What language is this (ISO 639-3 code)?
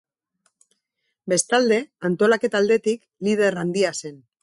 eus